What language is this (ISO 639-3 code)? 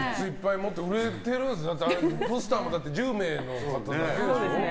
jpn